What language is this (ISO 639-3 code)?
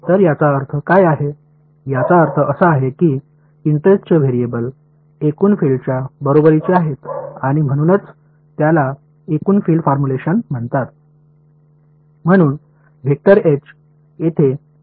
mar